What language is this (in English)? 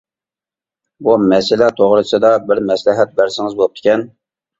Uyghur